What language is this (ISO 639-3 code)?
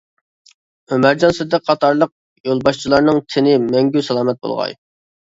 uig